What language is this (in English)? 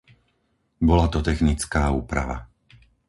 Slovak